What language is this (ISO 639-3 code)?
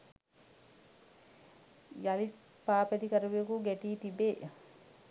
sin